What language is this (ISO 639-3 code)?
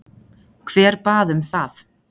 isl